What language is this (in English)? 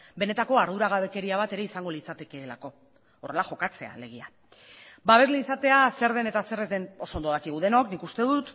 Basque